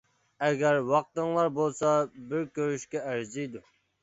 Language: Uyghur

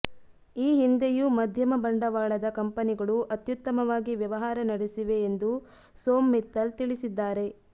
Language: Kannada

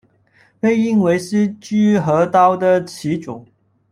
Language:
Chinese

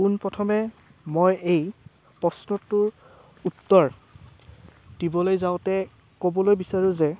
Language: Assamese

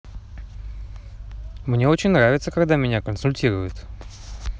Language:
Russian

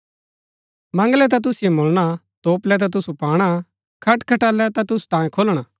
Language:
Gaddi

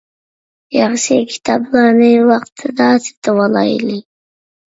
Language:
Uyghur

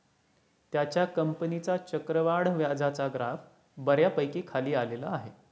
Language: Marathi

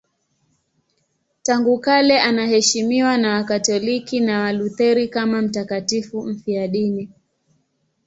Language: Swahili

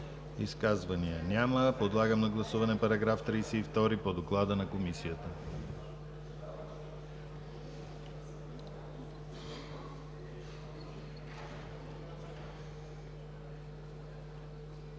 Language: Bulgarian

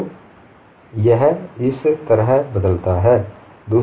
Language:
Hindi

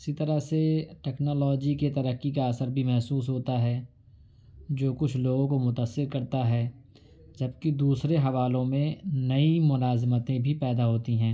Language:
Urdu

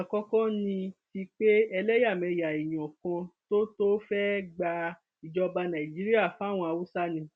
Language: Yoruba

